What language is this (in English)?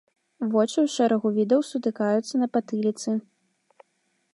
Belarusian